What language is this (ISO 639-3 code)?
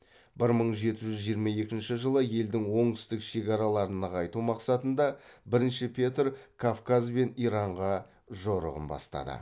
kaz